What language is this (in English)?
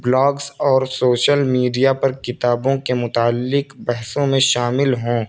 Urdu